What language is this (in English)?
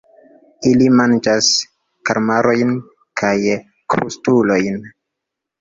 Esperanto